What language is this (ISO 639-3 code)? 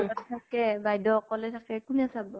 asm